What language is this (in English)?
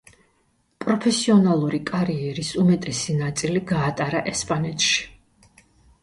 Georgian